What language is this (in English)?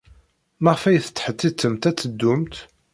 Kabyle